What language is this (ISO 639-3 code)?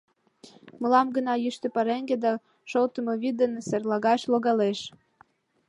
chm